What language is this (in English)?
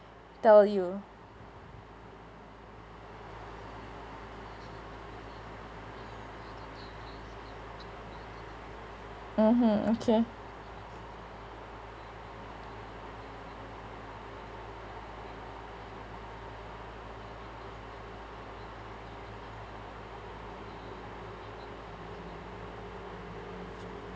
English